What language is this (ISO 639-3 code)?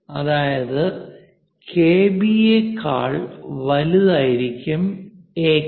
mal